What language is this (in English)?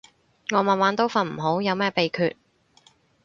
Cantonese